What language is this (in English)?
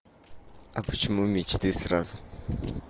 Russian